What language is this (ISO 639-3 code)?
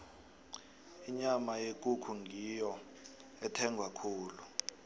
nbl